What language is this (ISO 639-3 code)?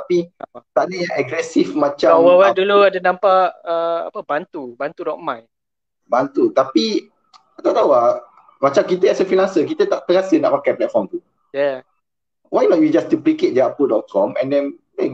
msa